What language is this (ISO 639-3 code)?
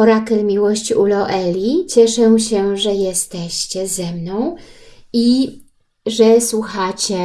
pol